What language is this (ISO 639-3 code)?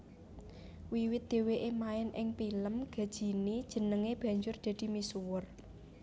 jav